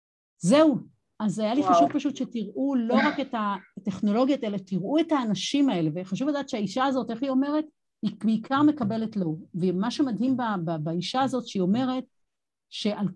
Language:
Hebrew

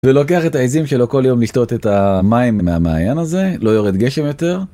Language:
Hebrew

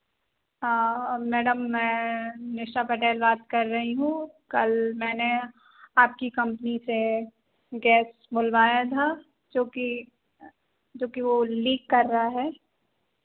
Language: Hindi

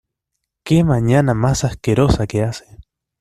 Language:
Spanish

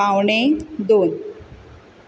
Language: Konkani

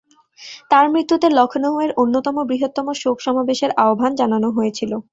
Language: Bangla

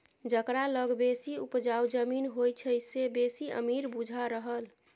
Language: Maithili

